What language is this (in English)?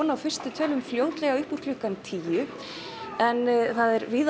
Icelandic